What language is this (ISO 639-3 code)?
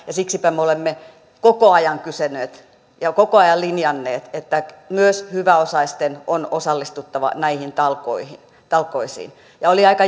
fin